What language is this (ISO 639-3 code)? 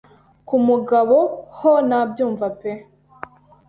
kin